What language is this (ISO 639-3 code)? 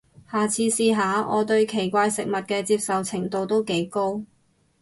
yue